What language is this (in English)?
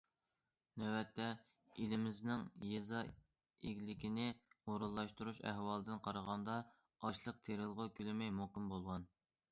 Uyghur